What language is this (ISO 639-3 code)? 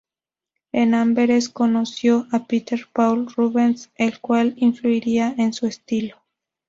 spa